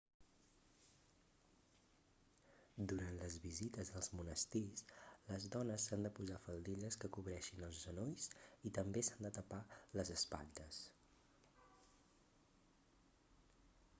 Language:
Catalan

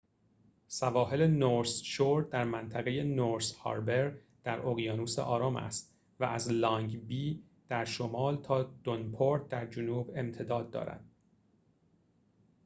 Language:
Persian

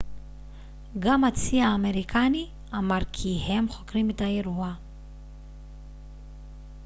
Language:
Hebrew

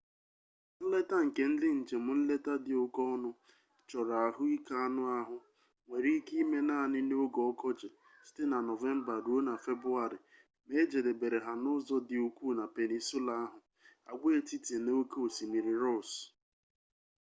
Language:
Igbo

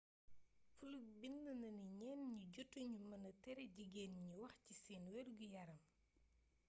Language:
Wolof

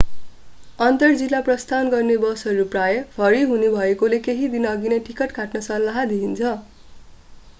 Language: Nepali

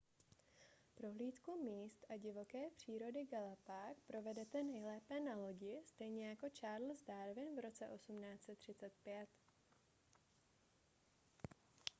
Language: Czech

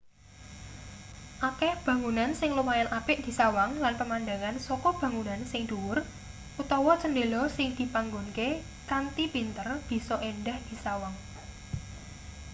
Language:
Javanese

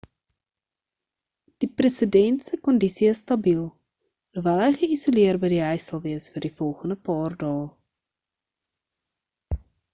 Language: Afrikaans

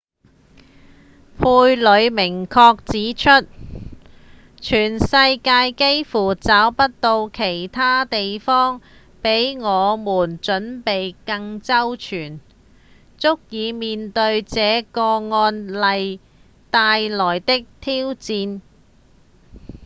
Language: Cantonese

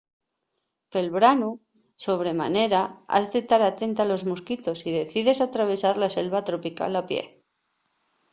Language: Asturian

